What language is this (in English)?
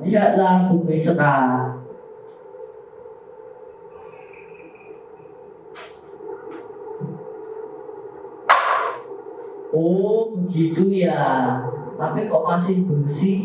Indonesian